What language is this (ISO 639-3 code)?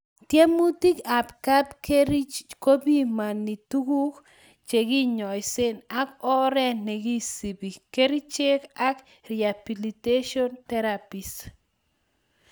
kln